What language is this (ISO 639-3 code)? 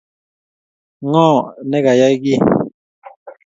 kln